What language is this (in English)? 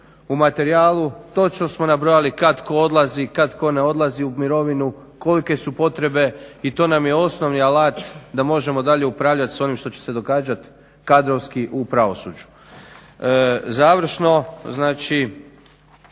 Croatian